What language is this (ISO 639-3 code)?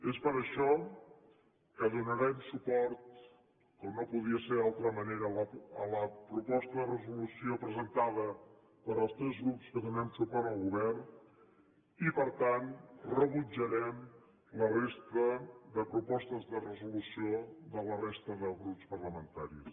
cat